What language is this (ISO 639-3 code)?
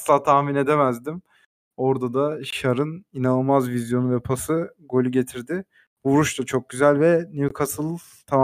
tur